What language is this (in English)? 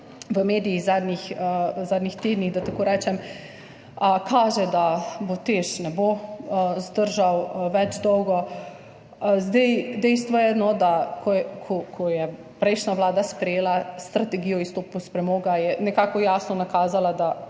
Slovenian